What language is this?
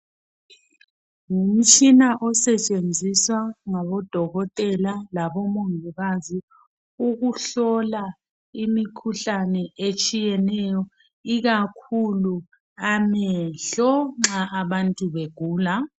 North Ndebele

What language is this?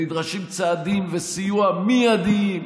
Hebrew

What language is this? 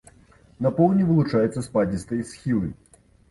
Belarusian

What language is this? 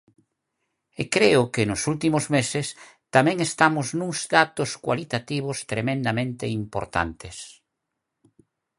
Galician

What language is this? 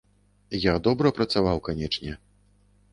Belarusian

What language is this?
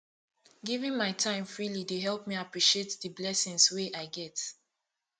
Nigerian Pidgin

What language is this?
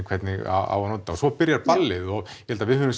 Icelandic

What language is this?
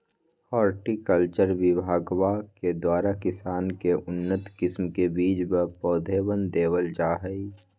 Magahi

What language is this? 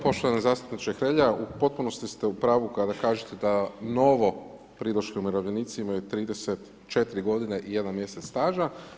Croatian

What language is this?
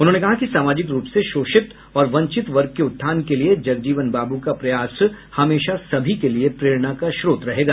Hindi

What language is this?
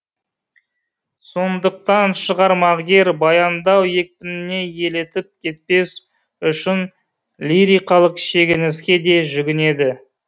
Kazakh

